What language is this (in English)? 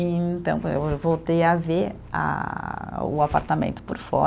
Portuguese